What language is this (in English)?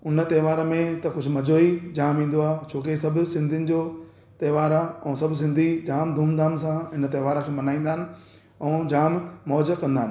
Sindhi